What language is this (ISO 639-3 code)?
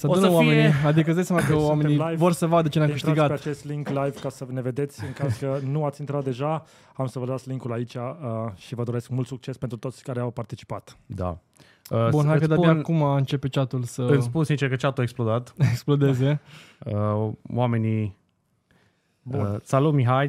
ron